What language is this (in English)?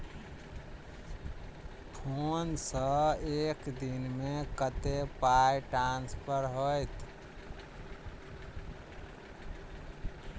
Maithili